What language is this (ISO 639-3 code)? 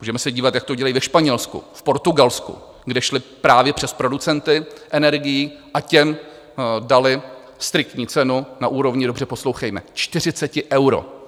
ces